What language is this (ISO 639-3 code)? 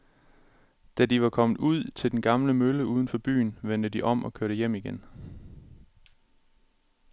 dan